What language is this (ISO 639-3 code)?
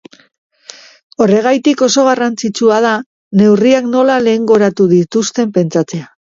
eus